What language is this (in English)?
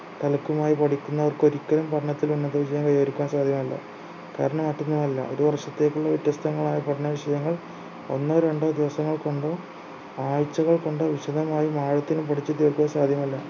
Malayalam